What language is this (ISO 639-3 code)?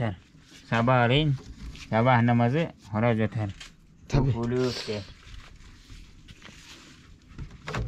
tur